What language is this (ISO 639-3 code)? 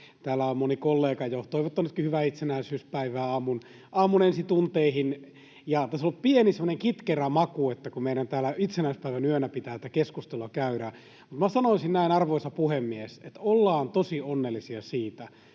fin